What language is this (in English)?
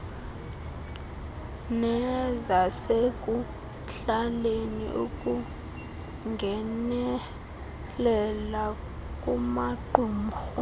Xhosa